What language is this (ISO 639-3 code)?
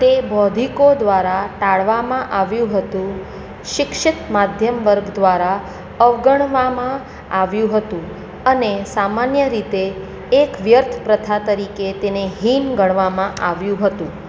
guj